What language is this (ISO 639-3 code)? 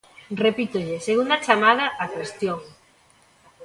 glg